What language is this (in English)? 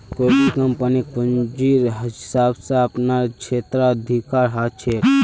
Magahi